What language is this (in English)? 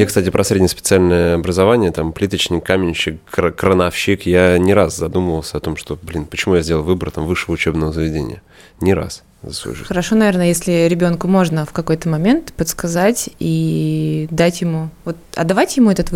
Russian